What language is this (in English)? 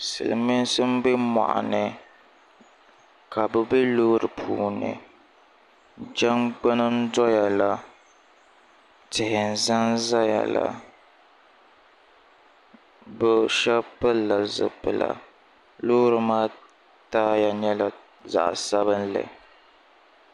Dagbani